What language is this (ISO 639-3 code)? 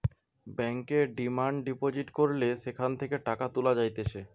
ben